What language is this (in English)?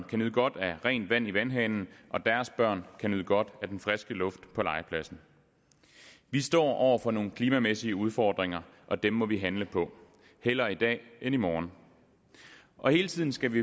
Danish